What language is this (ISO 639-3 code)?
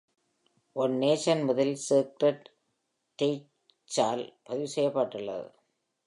tam